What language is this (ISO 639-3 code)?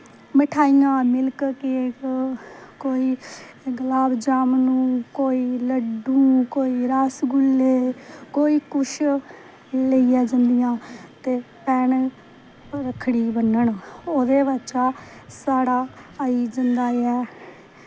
doi